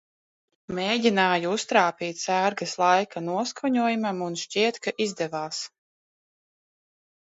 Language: Latvian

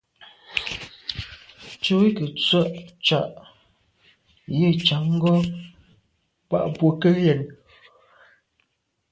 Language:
Medumba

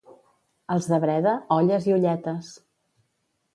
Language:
Catalan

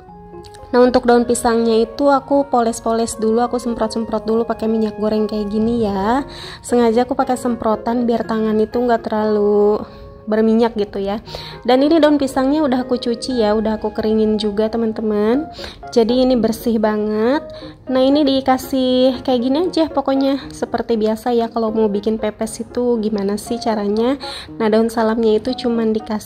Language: Indonesian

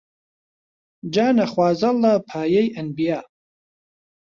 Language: Central Kurdish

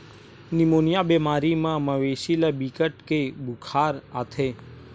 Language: Chhattisgarhi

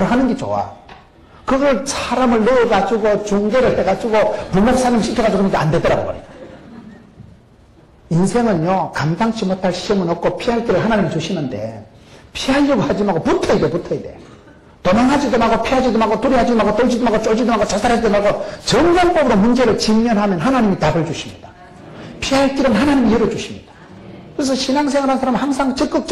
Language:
Korean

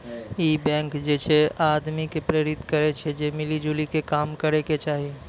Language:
Maithili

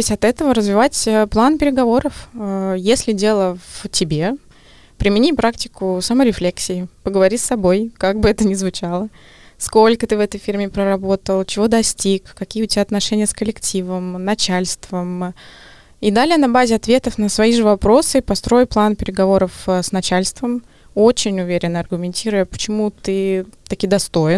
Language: Russian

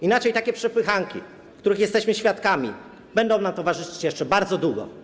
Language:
Polish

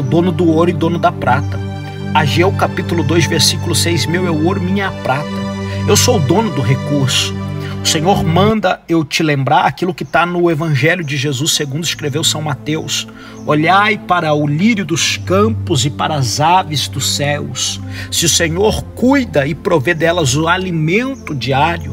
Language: Portuguese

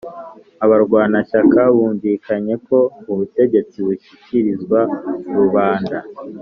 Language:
Kinyarwanda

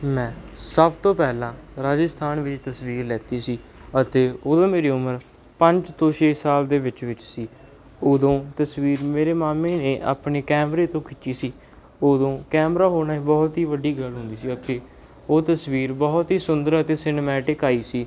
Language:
Punjabi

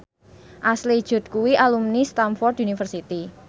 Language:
Javanese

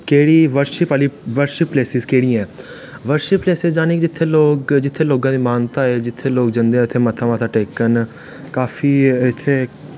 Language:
Dogri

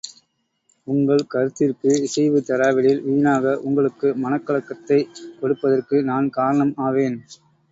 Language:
Tamil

